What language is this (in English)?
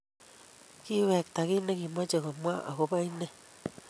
Kalenjin